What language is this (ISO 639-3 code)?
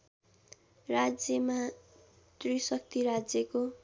nep